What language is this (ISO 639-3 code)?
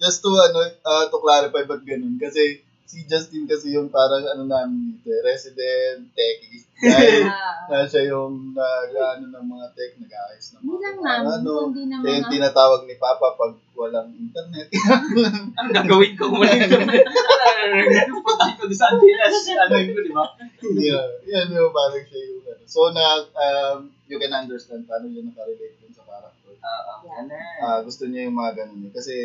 fil